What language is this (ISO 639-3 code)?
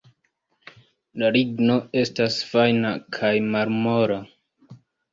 epo